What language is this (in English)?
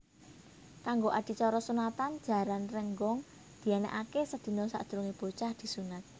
Javanese